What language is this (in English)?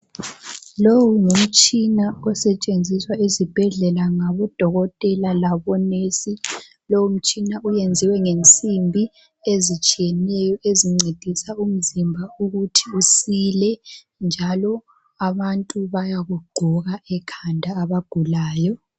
North Ndebele